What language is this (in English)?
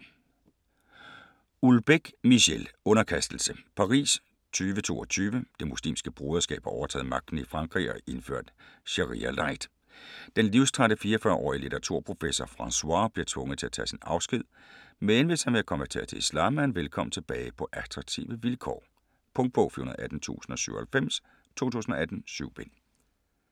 Danish